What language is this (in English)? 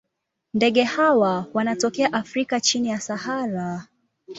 Swahili